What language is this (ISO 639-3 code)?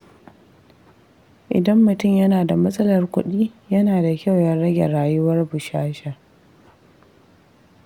hau